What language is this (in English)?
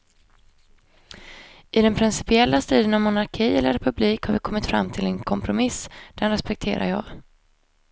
Swedish